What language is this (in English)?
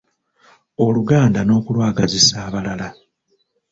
Ganda